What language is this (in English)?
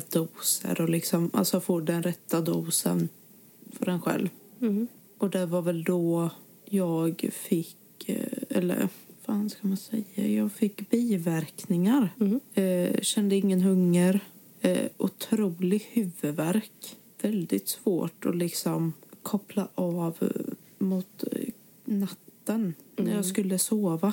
Swedish